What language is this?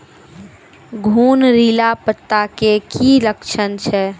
Maithili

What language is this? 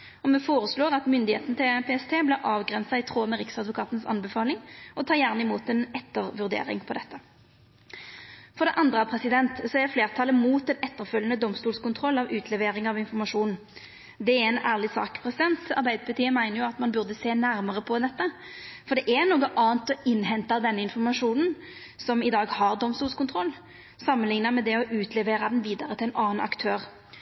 Norwegian Nynorsk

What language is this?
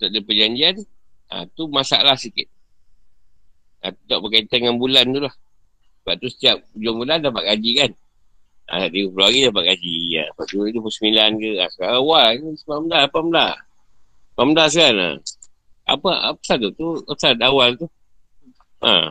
Malay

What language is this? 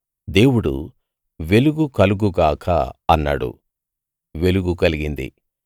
Telugu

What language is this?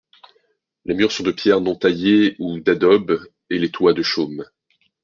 French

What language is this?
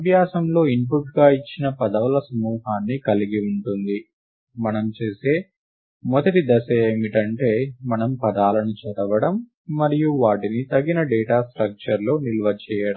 Telugu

